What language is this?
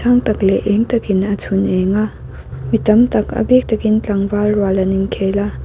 Mizo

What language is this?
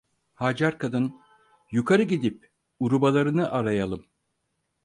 Turkish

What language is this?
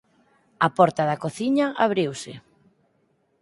Galician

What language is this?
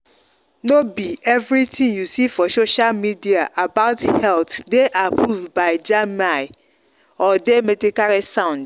Nigerian Pidgin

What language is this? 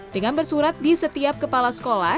Indonesian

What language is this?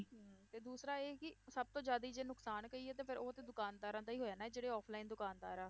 Punjabi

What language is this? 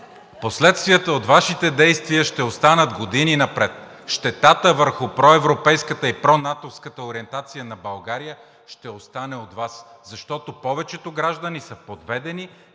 Bulgarian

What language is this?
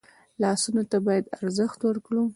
Pashto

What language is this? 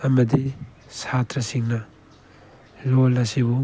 Manipuri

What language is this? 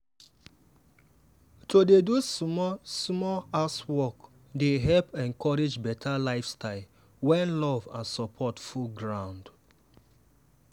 Nigerian Pidgin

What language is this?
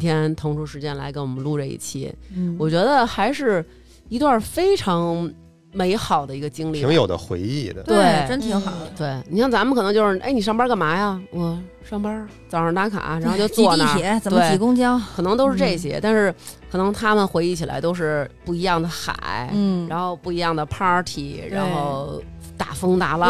Chinese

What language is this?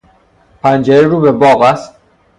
Persian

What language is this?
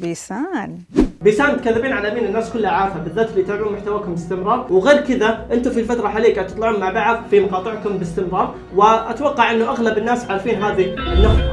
Arabic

